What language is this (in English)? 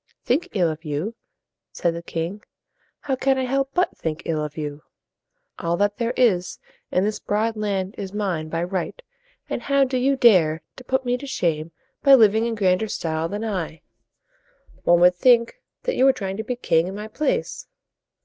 English